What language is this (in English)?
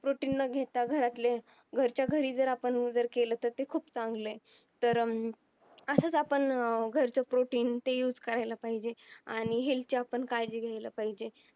Marathi